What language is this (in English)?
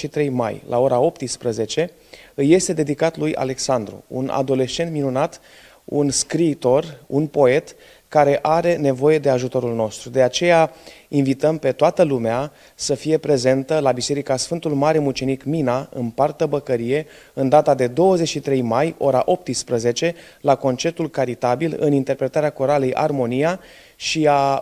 Romanian